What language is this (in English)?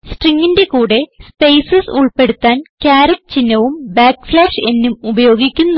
Malayalam